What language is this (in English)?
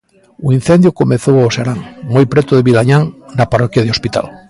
Galician